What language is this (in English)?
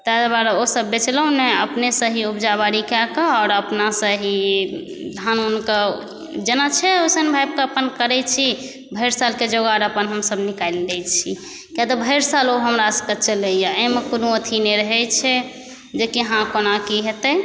Maithili